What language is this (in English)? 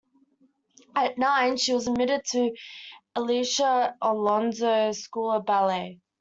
English